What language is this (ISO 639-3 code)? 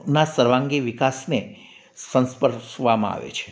guj